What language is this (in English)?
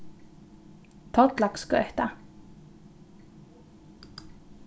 Faroese